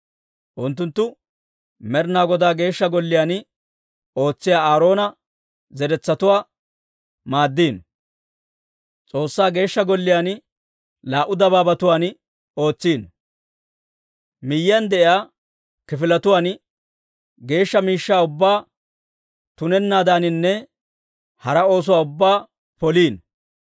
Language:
Dawro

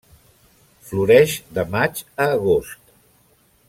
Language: Catalan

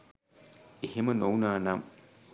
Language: Sinhala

